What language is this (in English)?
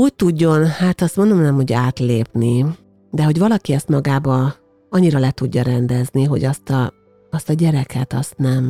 Hungarian